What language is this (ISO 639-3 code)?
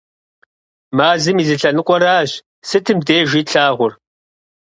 kbd